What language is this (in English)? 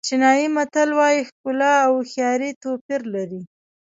Pashto